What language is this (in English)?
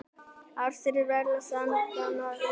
Icelandic